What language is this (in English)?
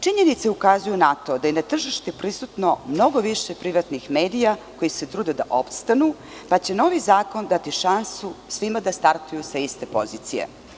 Serbian